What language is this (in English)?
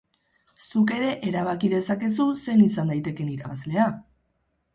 Basque